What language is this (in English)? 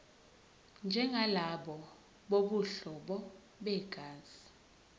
Zulu